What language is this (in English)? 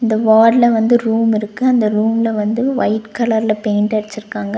Tamil